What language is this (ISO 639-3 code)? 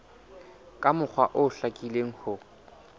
sot